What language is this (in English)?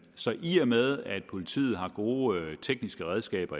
Danish